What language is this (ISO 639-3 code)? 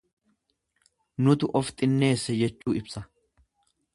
orm